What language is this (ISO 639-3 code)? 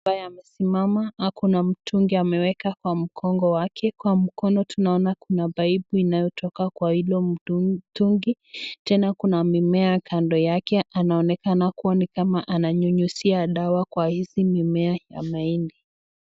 swa